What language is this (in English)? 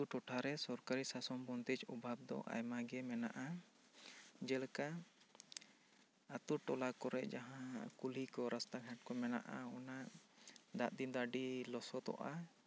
Santali